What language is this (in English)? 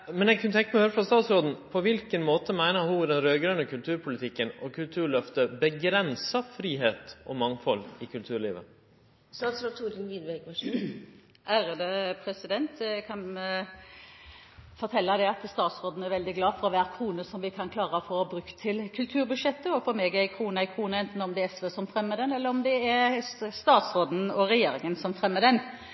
Norwegian